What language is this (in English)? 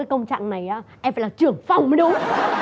Vietnamese